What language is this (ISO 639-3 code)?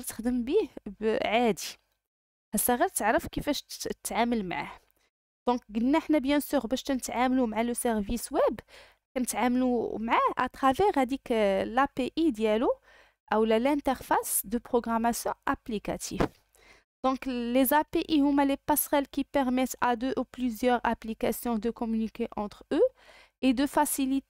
ara